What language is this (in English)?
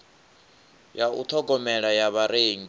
Venda